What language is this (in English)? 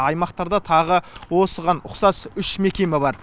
Kazakh